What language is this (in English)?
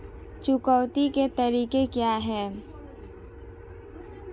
Hindi